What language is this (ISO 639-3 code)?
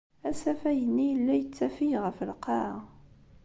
kab